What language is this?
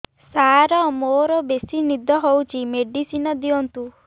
Odia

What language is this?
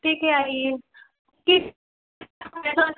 Hindi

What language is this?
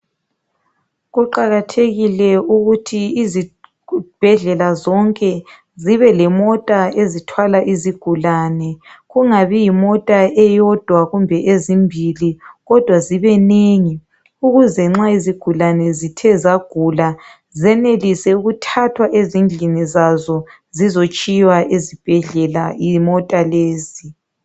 North Ndebele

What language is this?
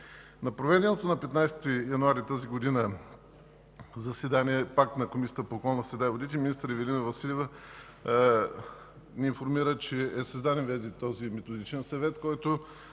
Bulgarian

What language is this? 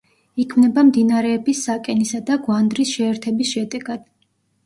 Georgian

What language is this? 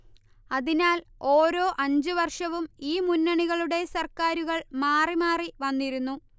Malayalam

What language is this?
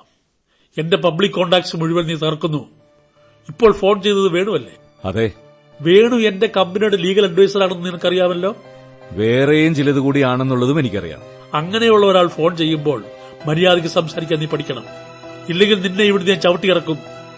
Malayalam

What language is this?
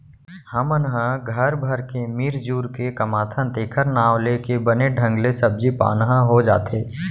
Chhattisgarhi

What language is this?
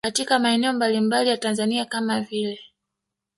Swahili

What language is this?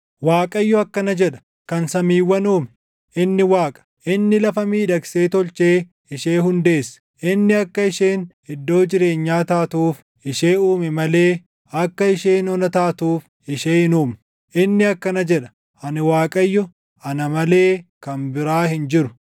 Oromo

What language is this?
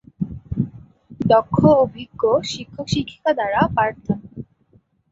Bangla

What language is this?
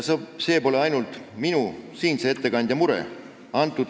Estonian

